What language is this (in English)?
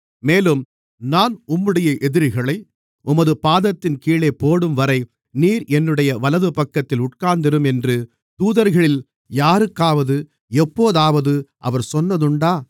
Tamil